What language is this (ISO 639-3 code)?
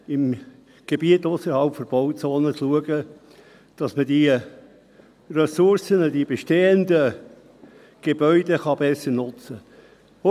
gsw